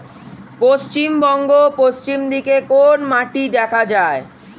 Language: Bangla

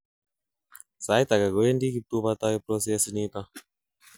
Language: Kalenjin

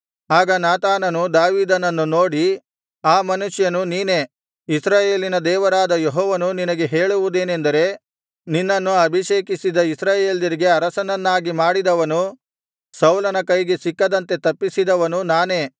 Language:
Kannada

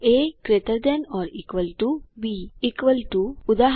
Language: Gujarati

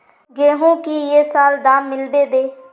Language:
Magahi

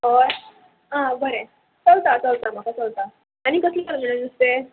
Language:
Konkani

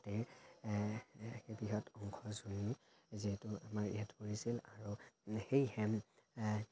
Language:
Assamese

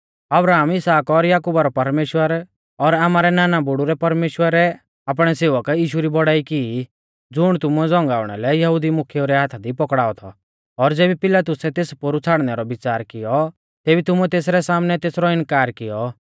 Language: Mahasu Pahari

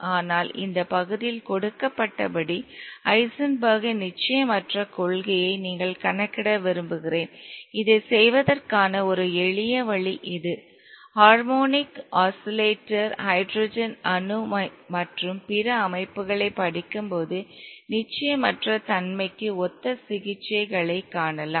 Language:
Tamil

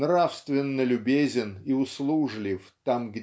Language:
Russian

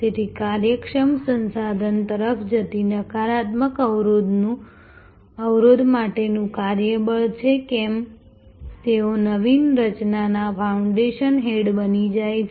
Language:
Gujarati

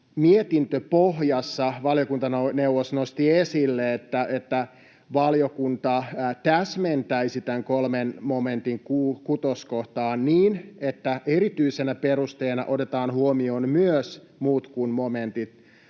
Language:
Finnish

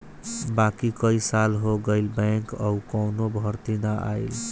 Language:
Bhojpuri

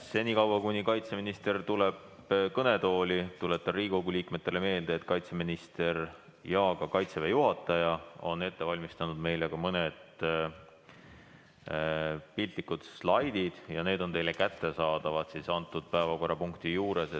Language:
Estonian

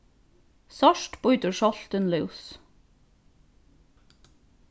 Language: Faroese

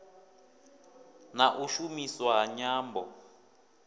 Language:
Venda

